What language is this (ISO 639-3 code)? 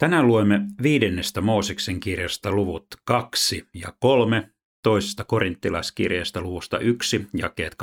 fin